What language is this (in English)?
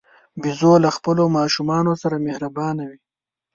Pashto